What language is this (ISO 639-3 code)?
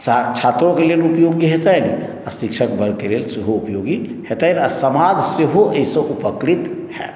mai